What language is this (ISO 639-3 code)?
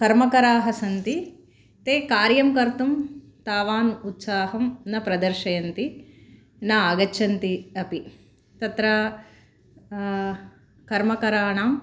san